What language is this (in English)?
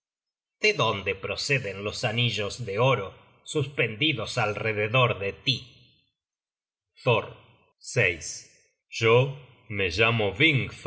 Spanish